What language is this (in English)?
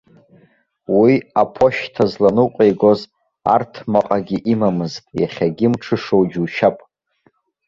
Abkhazian